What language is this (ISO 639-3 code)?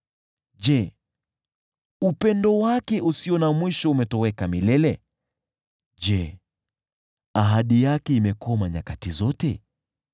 swa